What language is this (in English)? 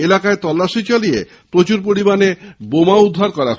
Bangla